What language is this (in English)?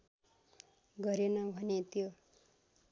Nepali